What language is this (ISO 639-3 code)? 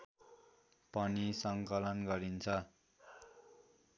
nep